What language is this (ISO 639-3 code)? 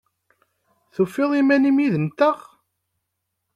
kab